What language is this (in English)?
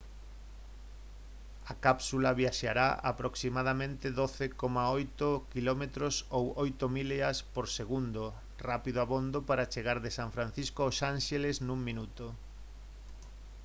Galician